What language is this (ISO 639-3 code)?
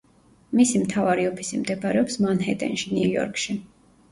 kat